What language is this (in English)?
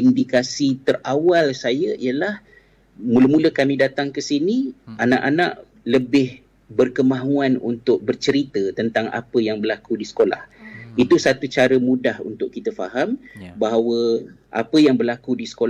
Malay